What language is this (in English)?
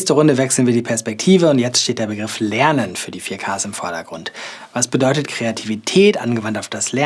German